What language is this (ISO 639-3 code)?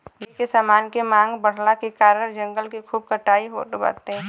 bho